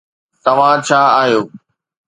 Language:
Sindhi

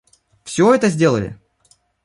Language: Russian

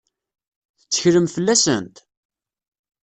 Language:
Kabyle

